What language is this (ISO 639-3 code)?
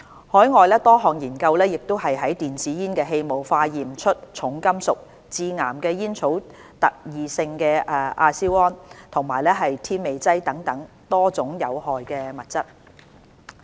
yue